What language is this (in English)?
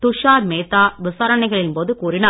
Tamil